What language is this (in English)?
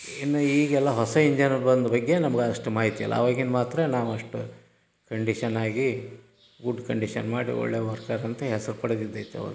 Kannada